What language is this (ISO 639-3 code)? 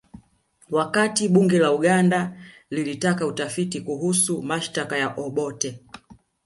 swa